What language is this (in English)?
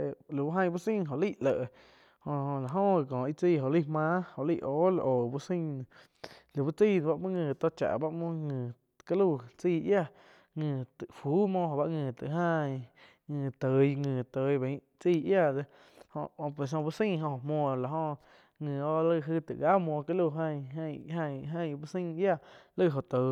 Quiotepec Chinantec